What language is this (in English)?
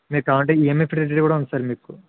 Telugu